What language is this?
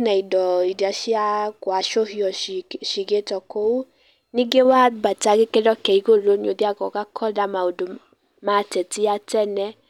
Kikuyu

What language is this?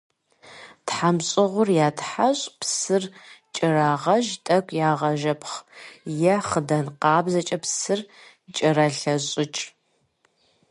Kabardian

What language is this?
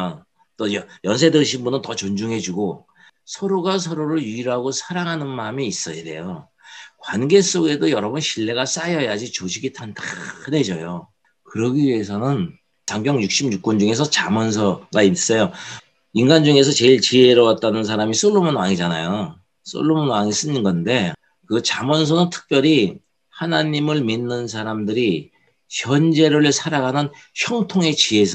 Korean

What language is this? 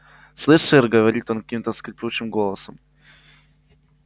Russian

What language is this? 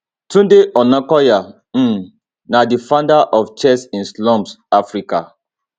Nigerian Pidgin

